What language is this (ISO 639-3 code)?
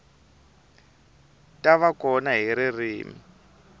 tso